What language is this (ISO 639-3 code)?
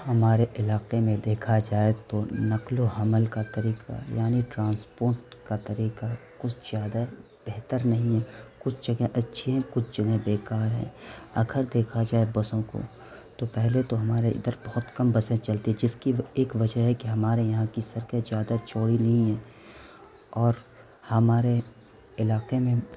urd